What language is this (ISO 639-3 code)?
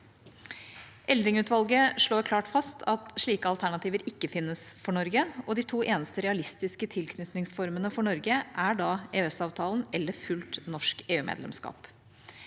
nor